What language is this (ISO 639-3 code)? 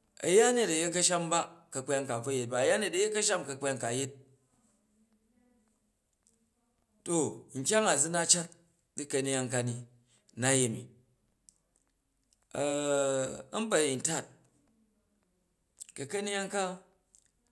kaj